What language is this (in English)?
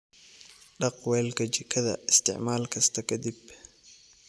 Somali